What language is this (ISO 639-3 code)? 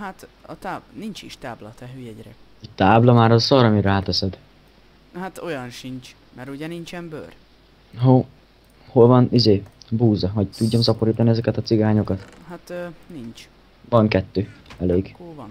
hun